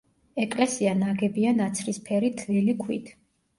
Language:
Georgian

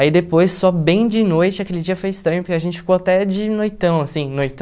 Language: Portuguese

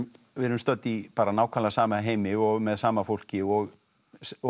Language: Icelandic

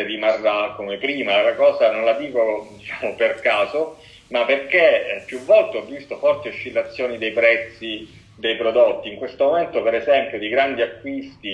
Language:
Italian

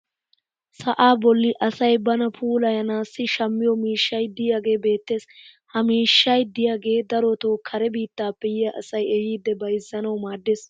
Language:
Wolaytta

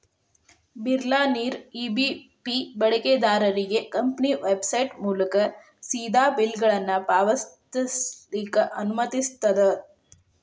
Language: Kannada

